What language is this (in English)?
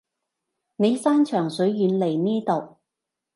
Cantonese